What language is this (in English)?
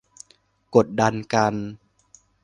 Thai